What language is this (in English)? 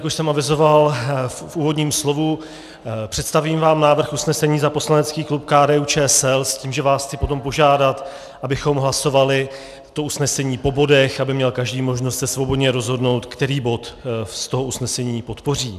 Czech